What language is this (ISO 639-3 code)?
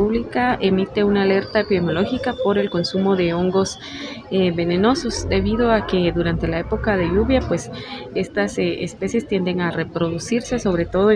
spa